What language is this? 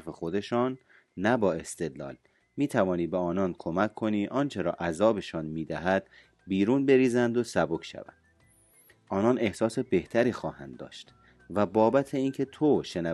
Persian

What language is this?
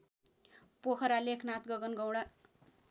Nepali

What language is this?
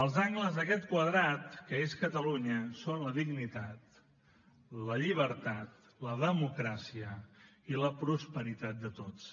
Catalan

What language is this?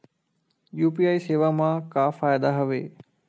Chhattisgarhi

